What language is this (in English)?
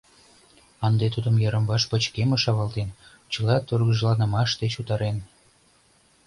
Mari